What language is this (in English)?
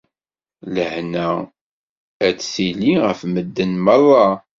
Kabyle